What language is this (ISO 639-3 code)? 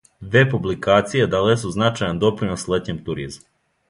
srp